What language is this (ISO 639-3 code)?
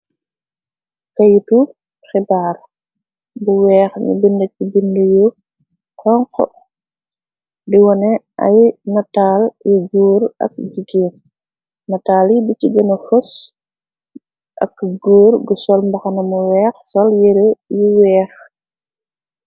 wol